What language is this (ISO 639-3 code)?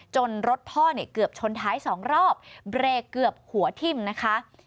tha